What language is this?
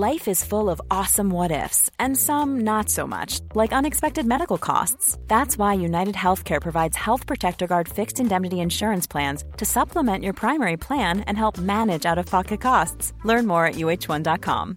Filipino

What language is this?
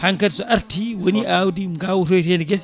Fula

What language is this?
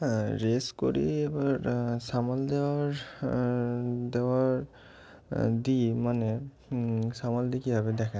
Bangla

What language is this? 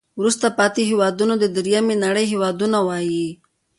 Pashto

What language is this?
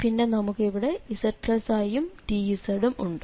Malayalam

